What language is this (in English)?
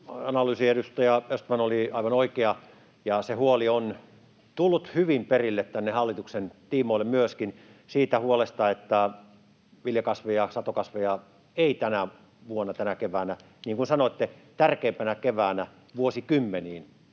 Finnish